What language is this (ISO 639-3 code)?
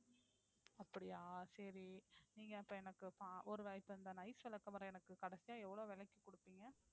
tam